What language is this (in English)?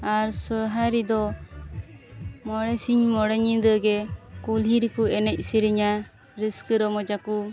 Santali